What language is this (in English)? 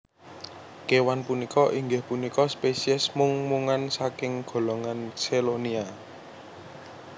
Javanese